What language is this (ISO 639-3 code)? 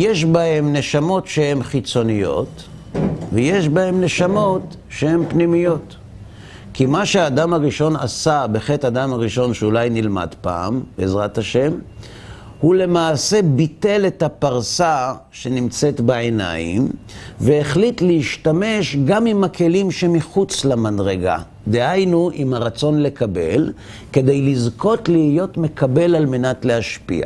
heb